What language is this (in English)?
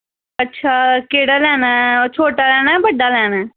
Dogri